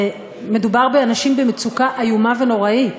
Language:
Hebrew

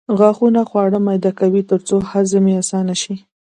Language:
Pashto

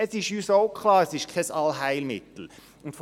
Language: Swiss German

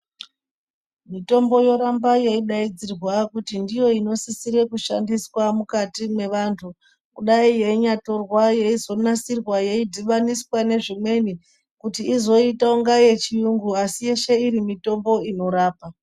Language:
Ndau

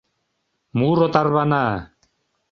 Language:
Mari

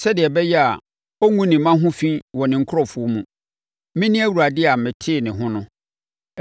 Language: Akan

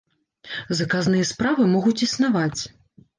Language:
Belarusian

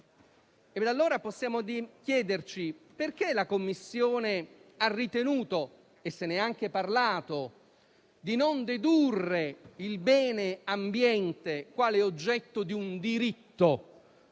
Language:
Italian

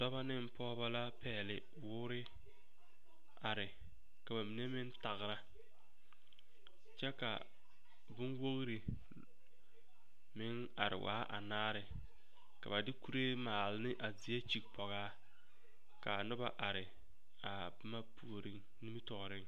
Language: Southern Dagaare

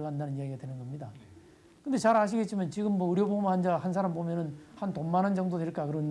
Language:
Korean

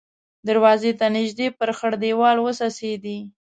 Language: Pashto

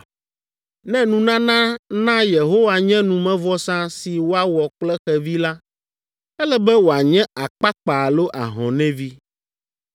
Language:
Ewe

